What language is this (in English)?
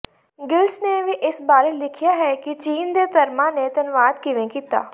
Punjabi